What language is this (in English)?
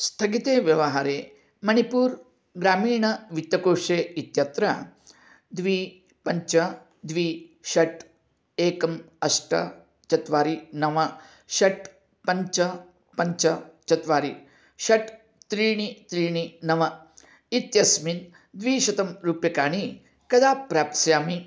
Sanskrit